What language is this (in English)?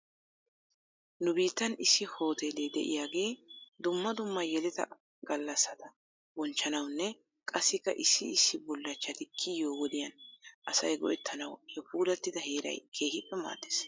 Wolaytta